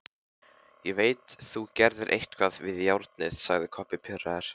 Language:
Icelandic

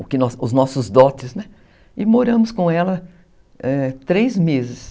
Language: Portuguese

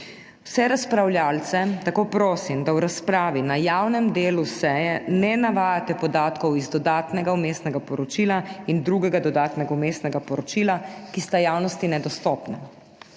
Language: Slovenian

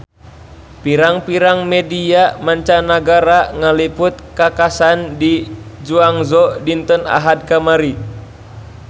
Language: Sundanese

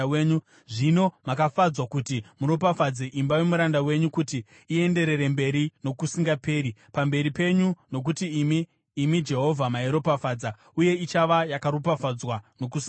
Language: Shona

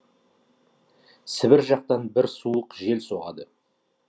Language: Kazakh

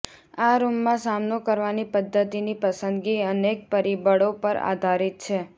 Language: Gujarati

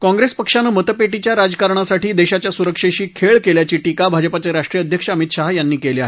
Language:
Marathi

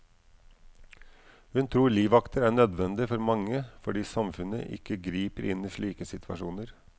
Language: Norwegian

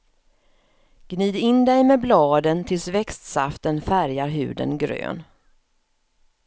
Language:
Swedish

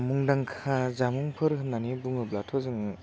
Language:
Bodo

